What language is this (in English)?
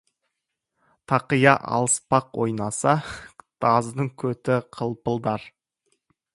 Kazakh